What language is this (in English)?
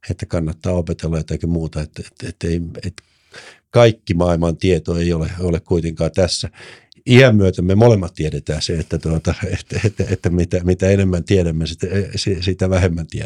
Finnish